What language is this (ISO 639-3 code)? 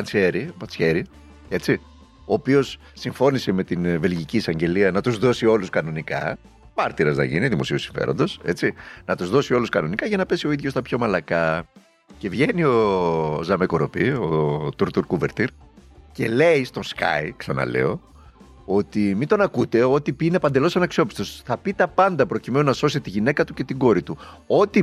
ell